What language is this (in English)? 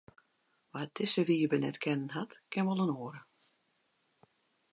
Western Frisian